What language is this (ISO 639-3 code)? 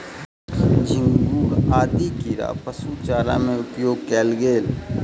mai